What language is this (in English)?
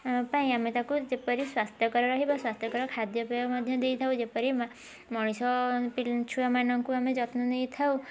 Odia